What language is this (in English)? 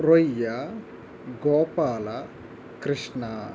Telugu